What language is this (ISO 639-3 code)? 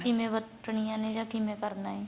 pan